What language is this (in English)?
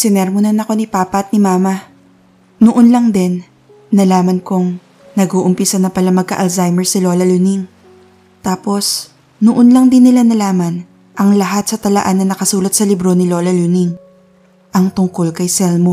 Filipino